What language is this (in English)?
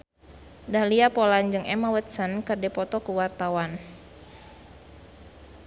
Sundanese